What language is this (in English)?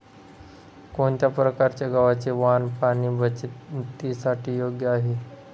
Marathi